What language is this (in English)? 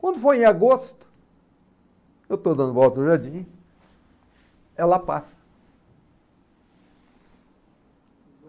Portuguese